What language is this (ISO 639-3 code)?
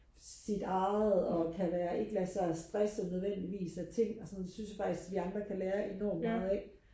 dan